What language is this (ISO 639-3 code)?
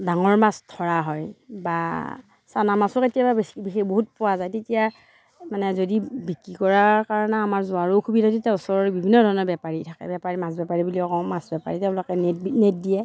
asm